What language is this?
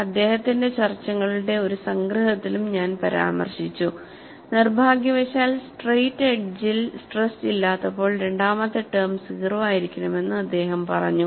Malayalam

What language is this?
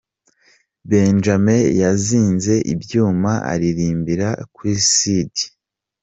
Kinyarwanda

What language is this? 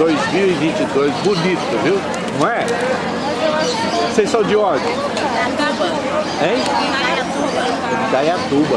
Portuguese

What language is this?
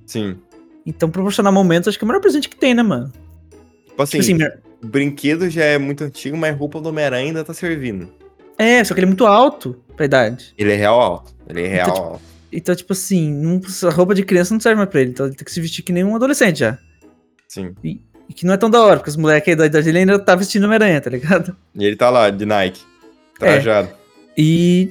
Portuguese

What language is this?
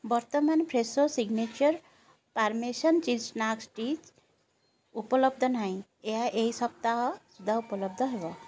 Odia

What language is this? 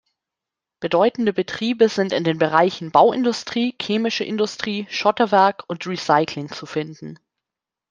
German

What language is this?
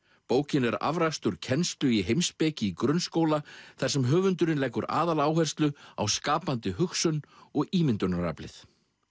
Icelandic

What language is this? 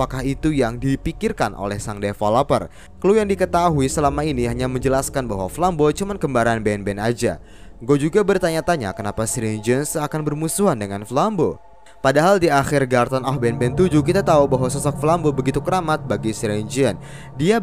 Indonesian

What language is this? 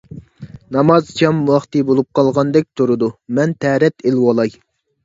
Uyghur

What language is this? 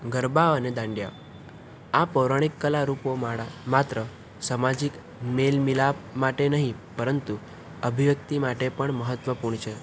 Gujarati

